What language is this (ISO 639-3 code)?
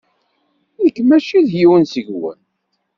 kab